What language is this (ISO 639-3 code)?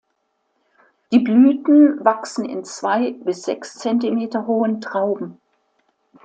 deu